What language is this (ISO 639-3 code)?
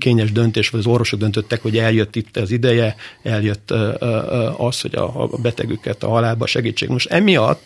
hun